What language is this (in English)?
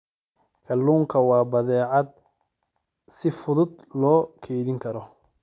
Somali